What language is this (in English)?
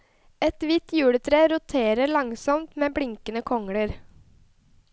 Norwegian